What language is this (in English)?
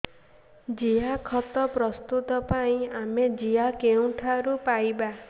Odia